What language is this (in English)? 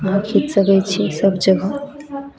Maithili